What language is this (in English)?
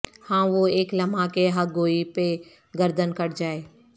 Urdu